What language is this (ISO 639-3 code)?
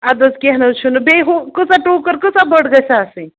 kas